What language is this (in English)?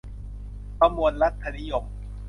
Thai